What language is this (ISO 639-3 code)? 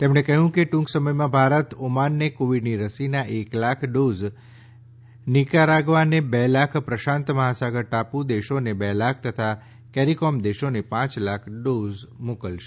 guj